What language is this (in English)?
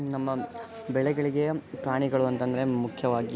Kannada